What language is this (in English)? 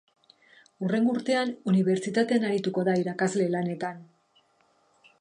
Basque